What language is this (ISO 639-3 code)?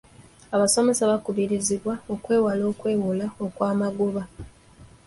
lug